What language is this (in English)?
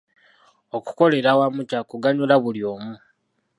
Ganda